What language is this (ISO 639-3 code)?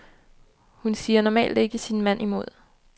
dan